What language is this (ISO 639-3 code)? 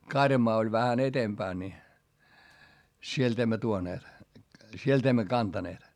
fin